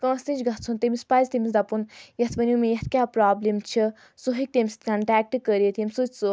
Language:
Kashmiri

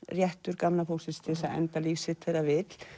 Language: Icelandic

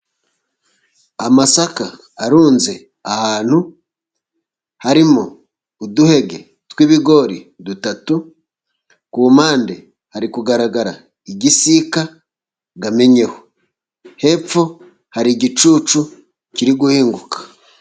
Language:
Kinyarwanda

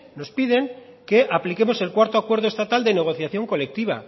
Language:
Spanish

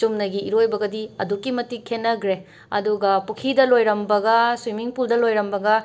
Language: Manipuri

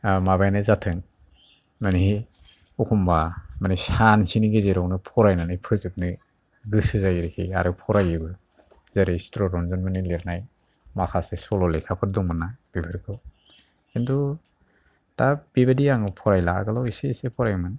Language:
Bodo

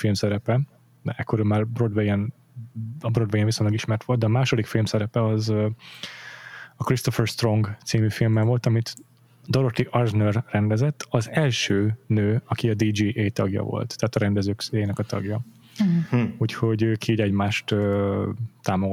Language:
Hungarian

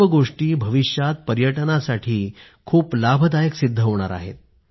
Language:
Marathi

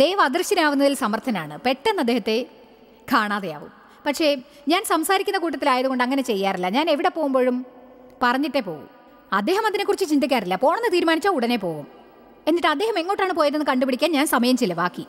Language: Malayalam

